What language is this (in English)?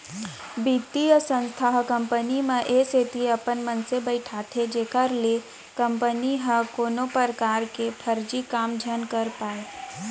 Chhattisgarhi